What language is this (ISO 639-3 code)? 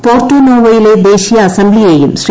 mal